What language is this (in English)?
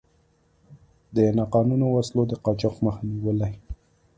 Pashto